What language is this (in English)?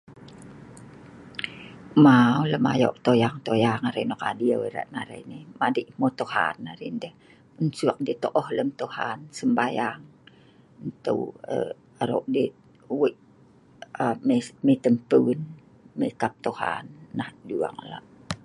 Sa'ban